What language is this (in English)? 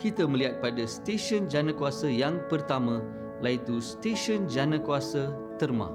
Malay